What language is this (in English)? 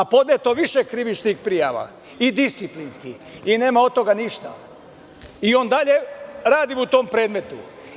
Serbian